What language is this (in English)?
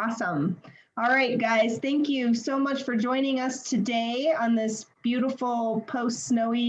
English